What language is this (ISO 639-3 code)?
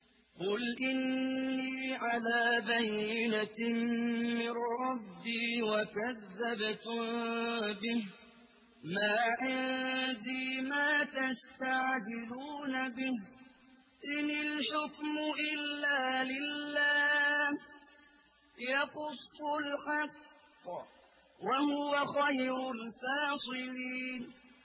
ara